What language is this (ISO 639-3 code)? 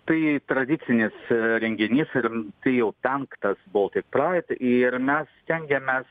lit